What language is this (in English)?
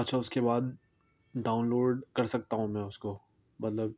Urdu